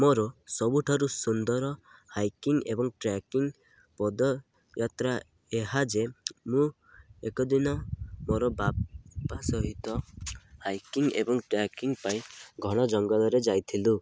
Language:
Odia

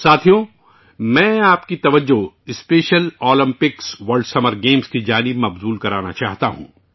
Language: Urdu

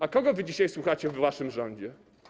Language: Polish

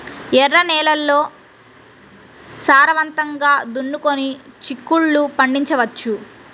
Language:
Telugu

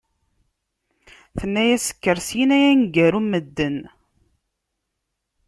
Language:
Kabyle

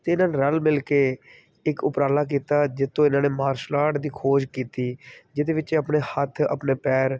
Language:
Punjabi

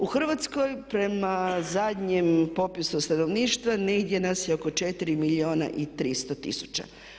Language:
Croatian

